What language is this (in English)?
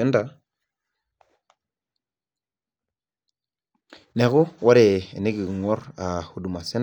Masai